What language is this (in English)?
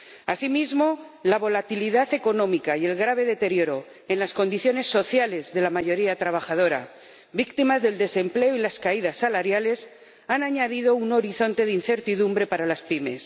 Spanish